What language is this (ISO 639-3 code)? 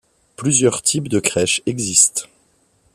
fra